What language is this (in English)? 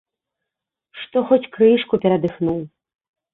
Belarusian